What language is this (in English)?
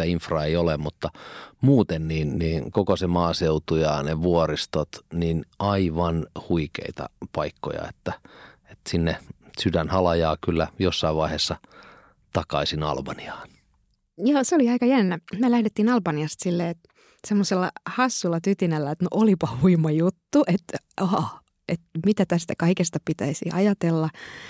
Finnish